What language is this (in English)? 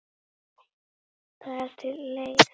Icelandic